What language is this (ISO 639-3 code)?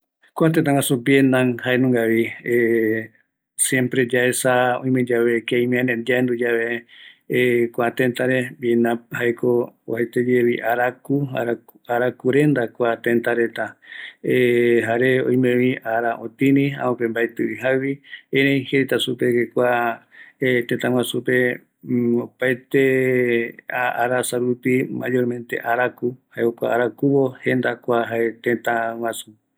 gui